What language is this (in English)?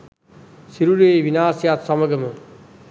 Sinhala